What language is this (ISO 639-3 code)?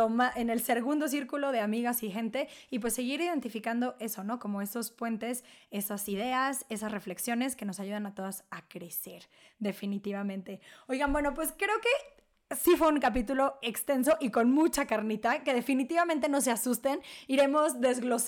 spa